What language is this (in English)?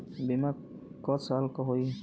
Bhojpuri